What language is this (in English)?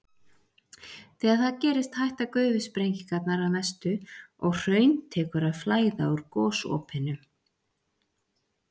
Icelandic